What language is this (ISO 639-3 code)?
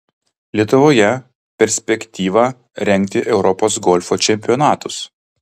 lit